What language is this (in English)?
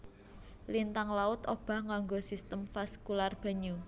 Javanese